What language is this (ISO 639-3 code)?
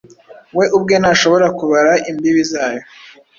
kin